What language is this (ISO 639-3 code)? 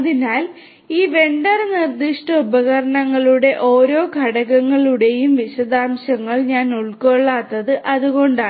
mal